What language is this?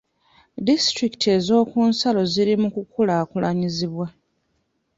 Ganda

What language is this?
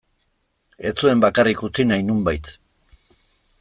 Basque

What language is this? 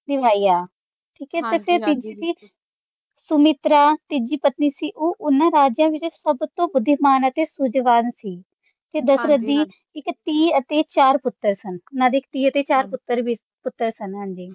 Punjabi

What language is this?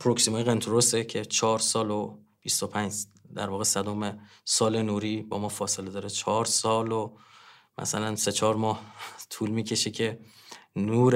Persian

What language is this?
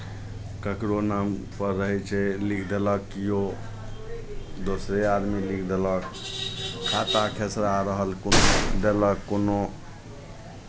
Maithili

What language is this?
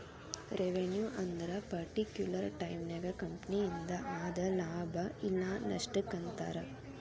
Kannada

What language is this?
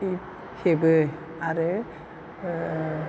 Bodo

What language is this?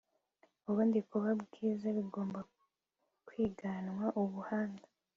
Kinyarwanda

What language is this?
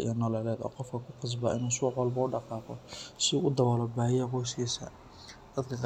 Somali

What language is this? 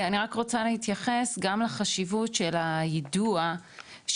Hebrew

